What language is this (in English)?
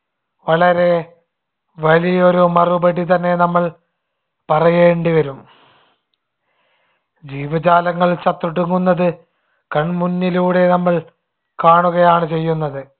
Malayalam